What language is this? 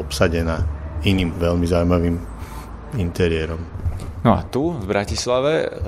Slovak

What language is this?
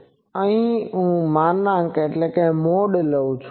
Gujarati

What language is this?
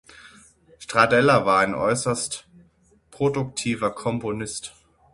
German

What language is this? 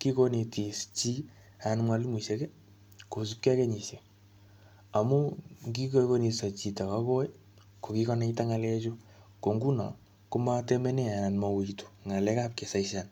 Kalenjin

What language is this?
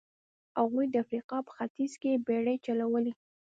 Pashto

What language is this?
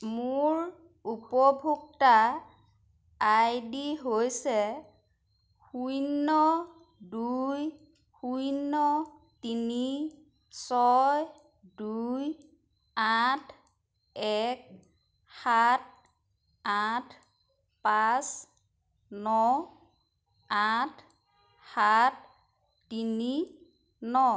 Assamese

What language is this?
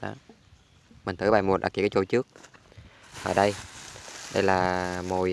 Vietnamese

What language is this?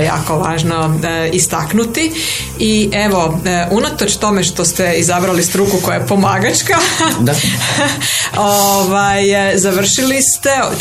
Croatian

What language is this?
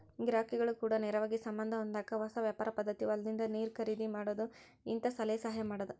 Kannada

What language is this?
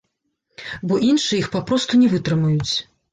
Belarusian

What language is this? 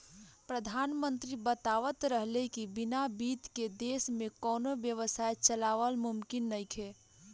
Bhojpuri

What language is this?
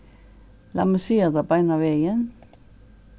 Faroese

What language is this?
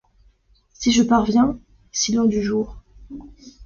French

